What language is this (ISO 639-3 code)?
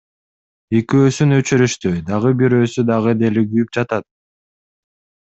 kir